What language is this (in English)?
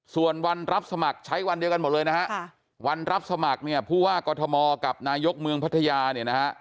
Thai